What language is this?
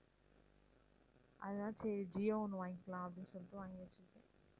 Tamil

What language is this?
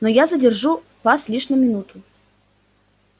Russian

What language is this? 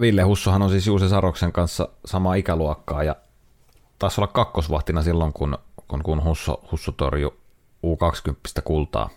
Finnish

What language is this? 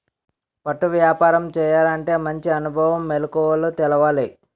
Telugu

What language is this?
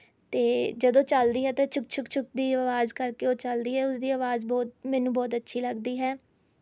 Punjabi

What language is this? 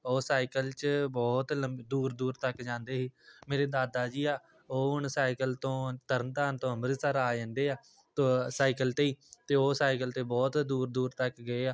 Punjabi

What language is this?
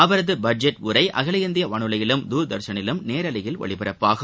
Tamil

